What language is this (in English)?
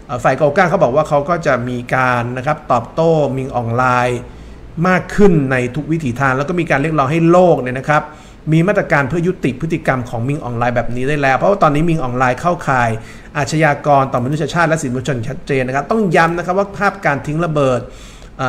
Thai